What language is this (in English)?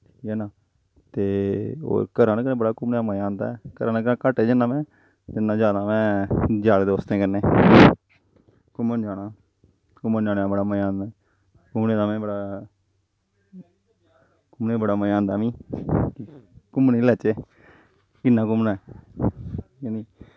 Dogri